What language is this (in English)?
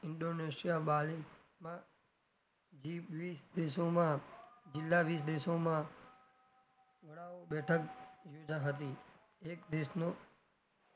Gujarati